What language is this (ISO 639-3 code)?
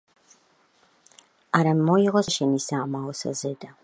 kat